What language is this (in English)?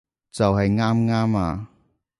Cantonese